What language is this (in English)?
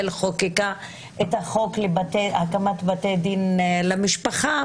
Hebrew